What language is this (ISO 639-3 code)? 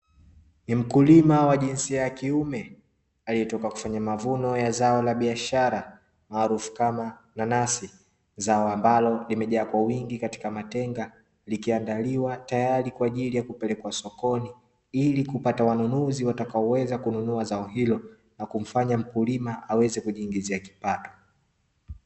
swa